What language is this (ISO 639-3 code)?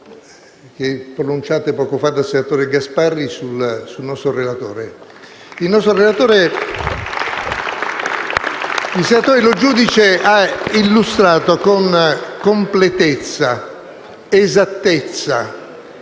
ita